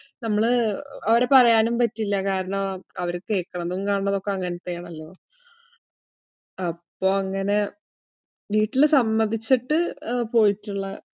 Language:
Malayalam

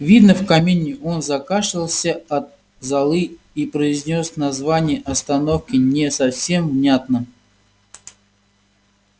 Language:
Russian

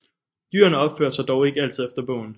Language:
Danish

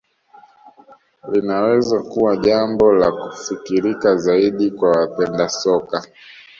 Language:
Swahili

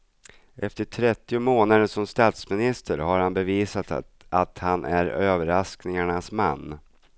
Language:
Swedish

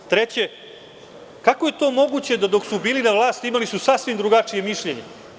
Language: Serbian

